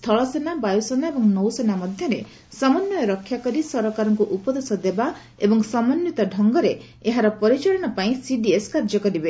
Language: Odia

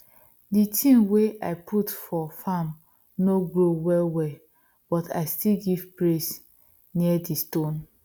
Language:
Nigerian Pidgin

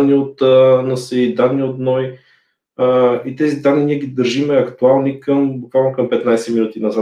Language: Bulgarian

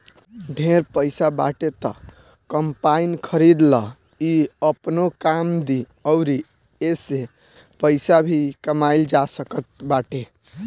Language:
Bhojpuri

